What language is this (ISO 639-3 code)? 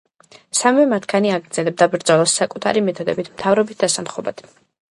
kat